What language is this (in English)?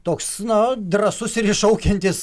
Lithuanian